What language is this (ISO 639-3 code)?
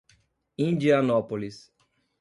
por